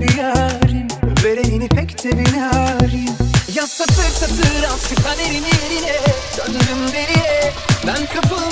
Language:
Arabic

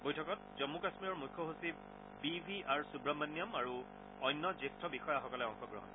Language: Assamese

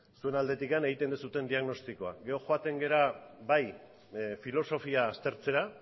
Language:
Basque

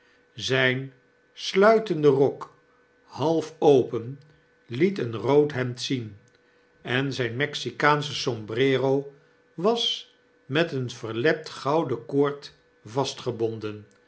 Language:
Dutch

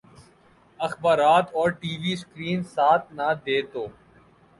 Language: Urdu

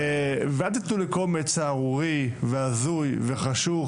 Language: Hebrew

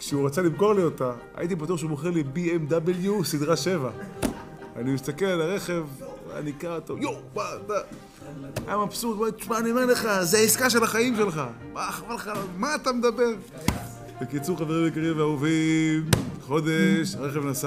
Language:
Hebrew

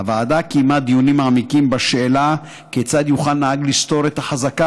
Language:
Hebrew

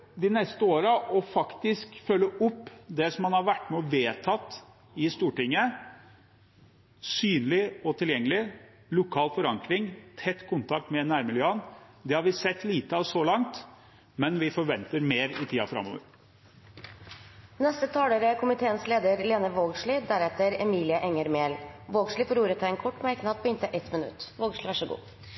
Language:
Norwegian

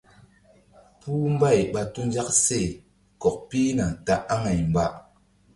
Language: Mbum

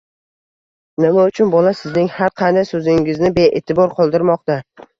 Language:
Uzbek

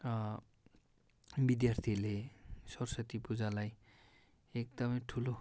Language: Nepali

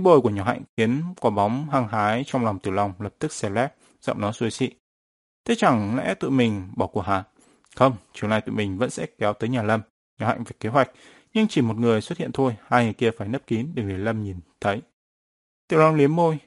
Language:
Vietnamese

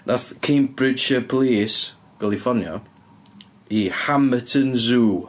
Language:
Welsh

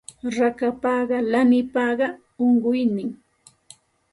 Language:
Santa Ana de Tusi Pasco Quechua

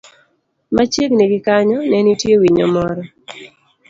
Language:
Luo (Kenya and Tanzania)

